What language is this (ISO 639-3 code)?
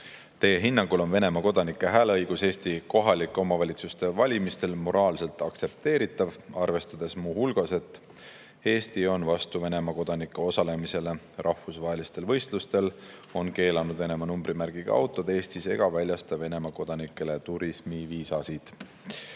est